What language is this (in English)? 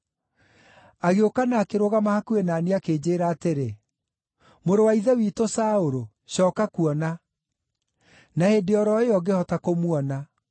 Kikuyu